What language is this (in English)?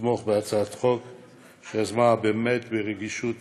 Hebrew